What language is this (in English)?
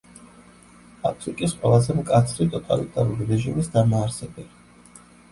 Georgian